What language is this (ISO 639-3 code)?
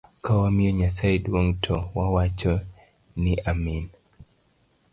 luo